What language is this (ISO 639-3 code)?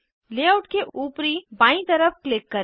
hin